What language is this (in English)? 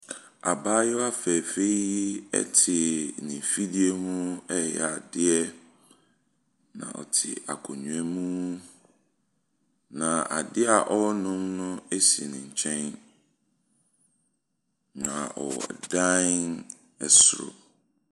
Akan